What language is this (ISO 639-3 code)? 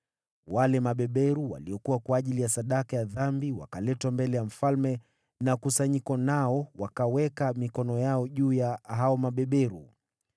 swa